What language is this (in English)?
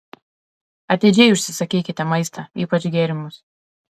Lithuanian